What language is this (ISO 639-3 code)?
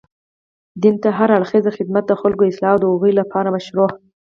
pus